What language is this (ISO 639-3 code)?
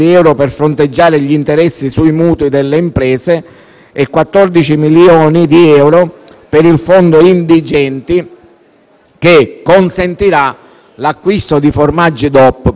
ita